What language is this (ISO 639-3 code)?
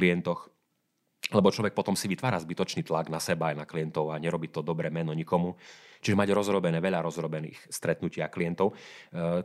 slk